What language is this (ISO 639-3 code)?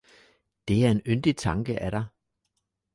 dan